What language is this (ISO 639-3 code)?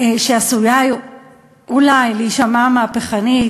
heb